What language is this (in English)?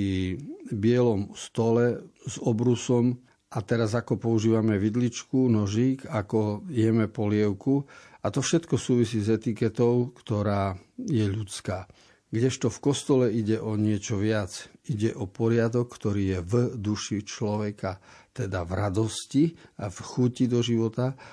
Slovak